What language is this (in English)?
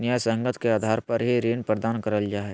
Magahi